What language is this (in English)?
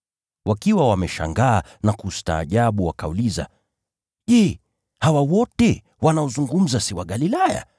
Swahili